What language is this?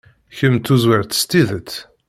Kabyle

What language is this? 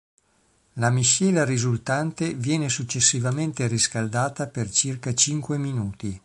Italian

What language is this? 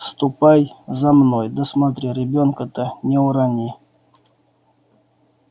Russian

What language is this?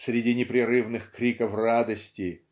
Russian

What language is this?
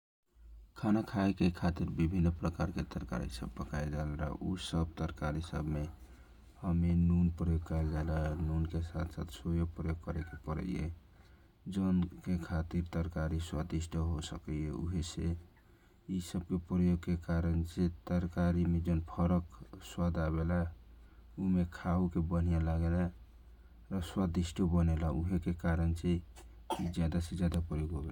Kochila Tharu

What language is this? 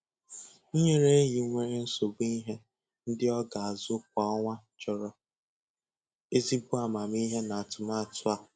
Igbo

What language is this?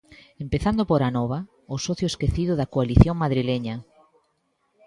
Galician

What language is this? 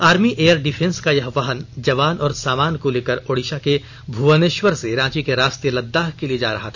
Hindi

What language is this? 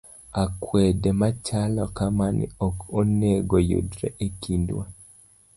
Luo (Kenya and Tanzania)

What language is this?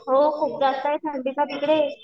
Marathi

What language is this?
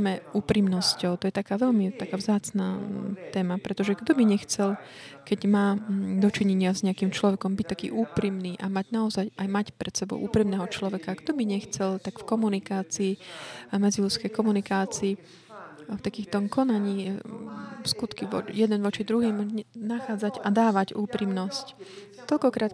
Slovak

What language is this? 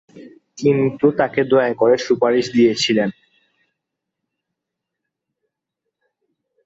Bangla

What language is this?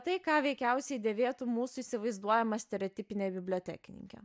Lithuanian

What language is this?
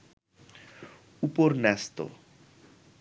Bangla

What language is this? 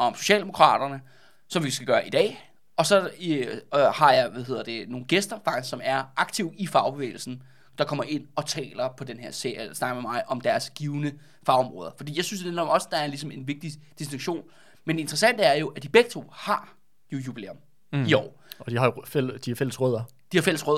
Danish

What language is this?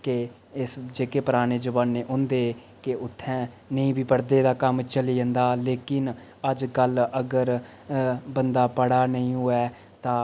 Dogri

